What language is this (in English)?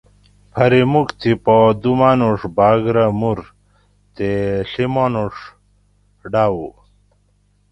Gawri